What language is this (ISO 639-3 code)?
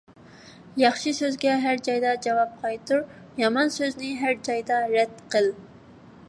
uig